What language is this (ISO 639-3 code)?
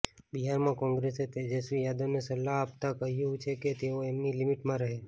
guj